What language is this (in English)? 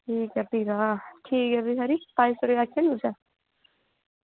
Dogri